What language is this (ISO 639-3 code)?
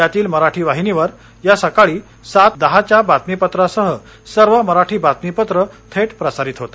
mar